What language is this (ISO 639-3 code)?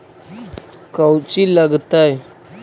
mag